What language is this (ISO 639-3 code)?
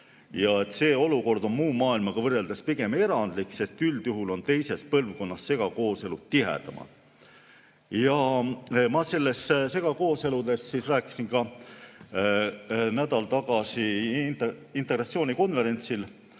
est